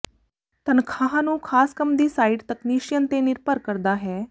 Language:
Punjabi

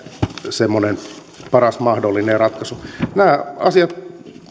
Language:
Finnish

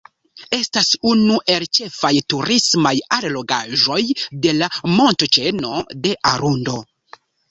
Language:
Esperanto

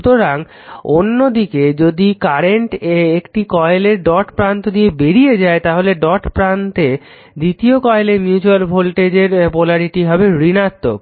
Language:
Bangla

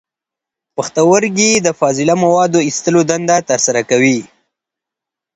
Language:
Pashto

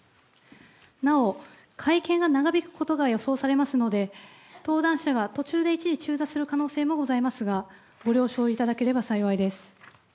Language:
Japanese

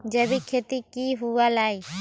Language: Magahi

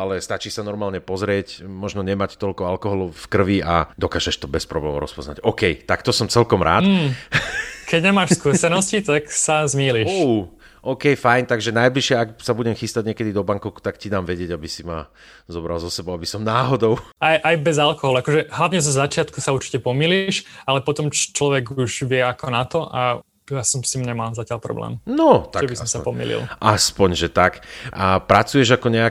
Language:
Slovak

